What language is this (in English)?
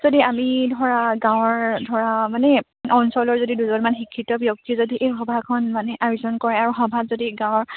Assamese